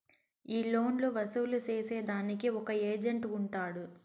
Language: Telugu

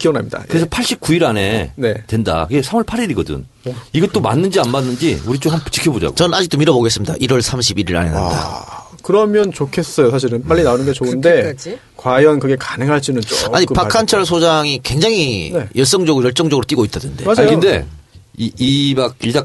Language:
Korean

